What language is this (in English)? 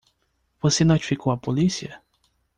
Portuguese